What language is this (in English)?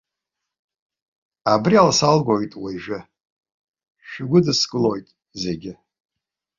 Abkhazian